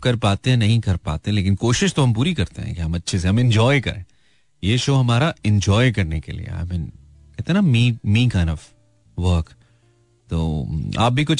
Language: Hindi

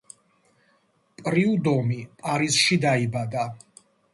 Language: Georgian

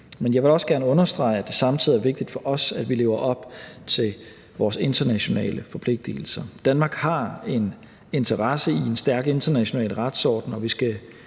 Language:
Danish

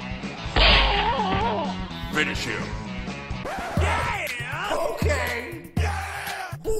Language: English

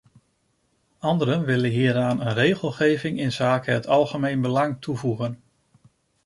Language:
Dutch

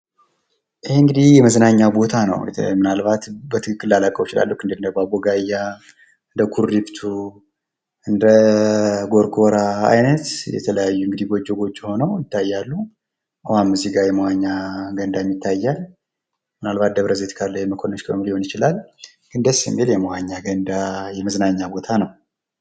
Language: Amharic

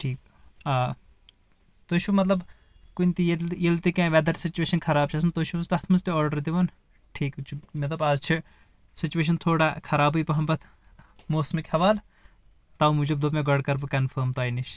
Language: Kashmiri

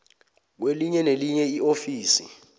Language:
South Ndebele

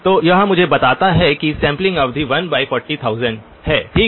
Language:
Hindi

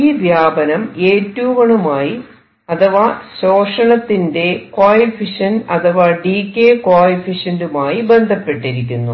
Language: Malayalam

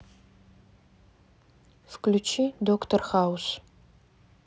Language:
Russian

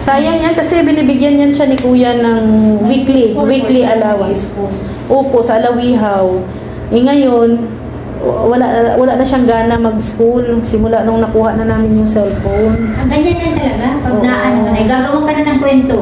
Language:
Filipino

